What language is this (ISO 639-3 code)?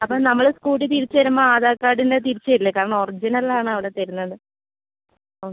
mal